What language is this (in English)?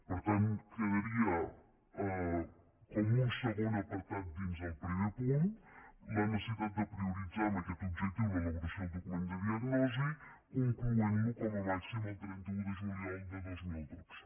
Catalan